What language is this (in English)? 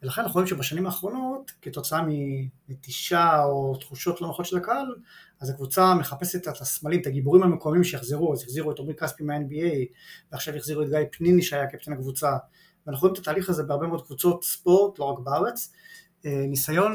Hebrew